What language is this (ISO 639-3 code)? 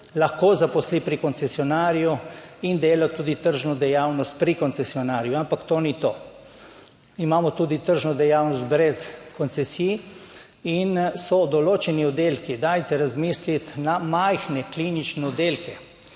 slv